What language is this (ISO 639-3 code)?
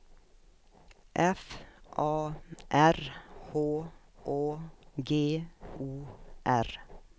swe